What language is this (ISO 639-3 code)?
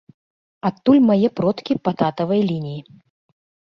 bel